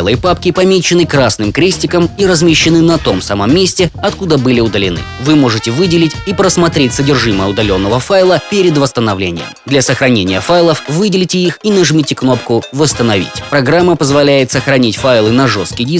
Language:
Russian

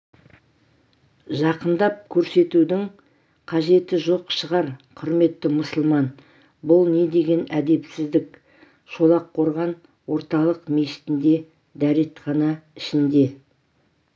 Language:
Kazakh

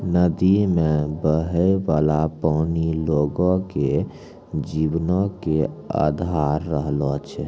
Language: Maithili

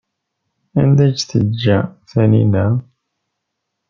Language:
Kabyle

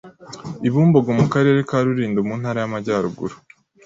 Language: Kinyarwanda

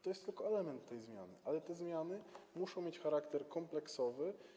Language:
Polish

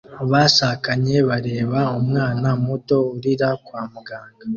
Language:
Kinyarwanda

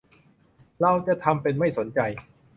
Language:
Thai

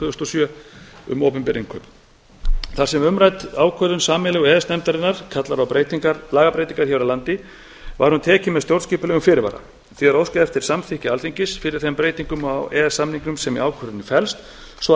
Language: Icelandic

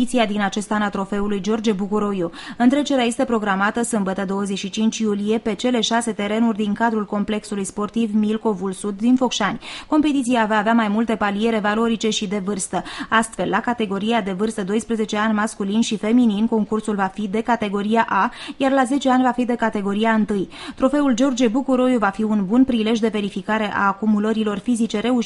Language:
Romanian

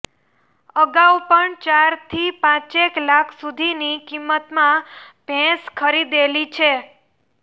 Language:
Gujarati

